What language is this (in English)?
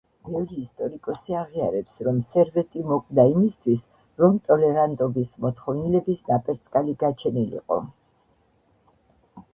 Georgian